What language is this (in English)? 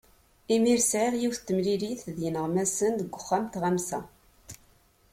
Kabyle